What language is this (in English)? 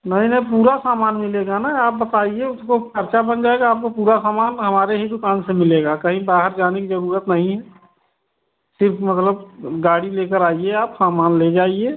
Hindi